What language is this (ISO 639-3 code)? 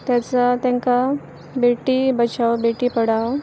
kok